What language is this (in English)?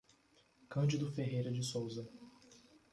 Portuguese